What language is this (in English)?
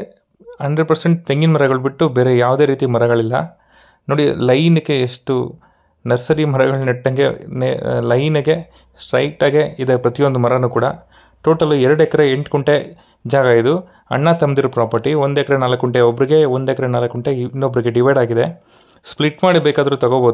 Kannada